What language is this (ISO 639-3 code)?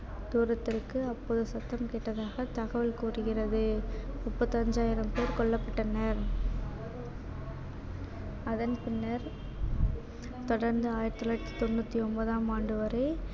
tam